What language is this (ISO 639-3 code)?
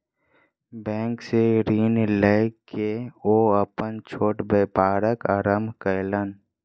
mai